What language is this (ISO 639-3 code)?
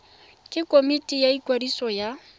tsn